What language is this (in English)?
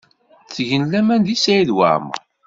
Kabyle